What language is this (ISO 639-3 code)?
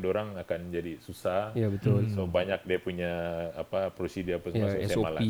msa